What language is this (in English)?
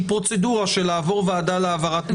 Hebrew